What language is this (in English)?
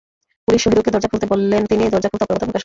Bangla